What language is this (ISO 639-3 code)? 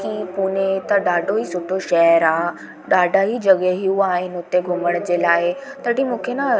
snd